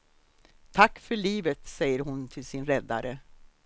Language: Swedish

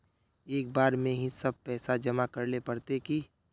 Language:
Magahi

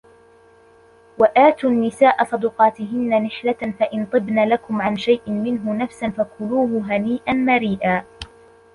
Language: Arabic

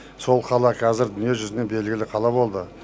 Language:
Kazakh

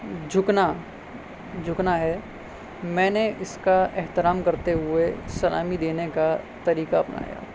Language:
Urdu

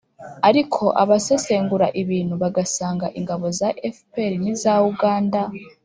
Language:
Kinyarwanda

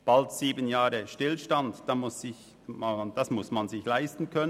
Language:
Swiss German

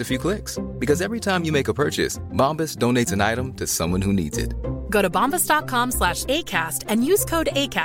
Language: Swedish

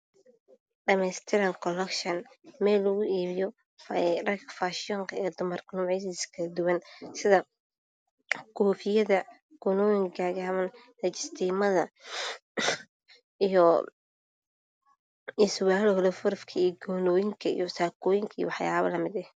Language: Somali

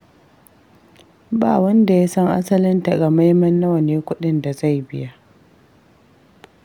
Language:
Hausa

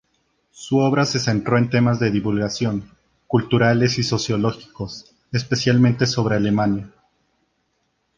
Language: Spanish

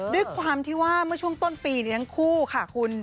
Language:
Thai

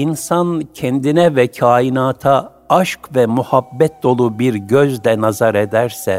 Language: Turkish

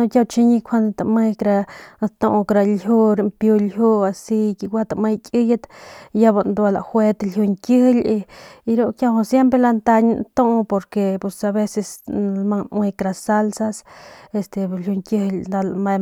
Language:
Northern Pame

